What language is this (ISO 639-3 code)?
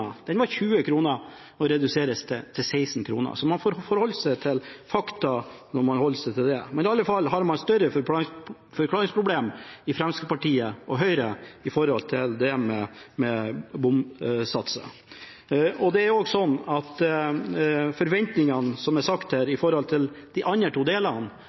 nob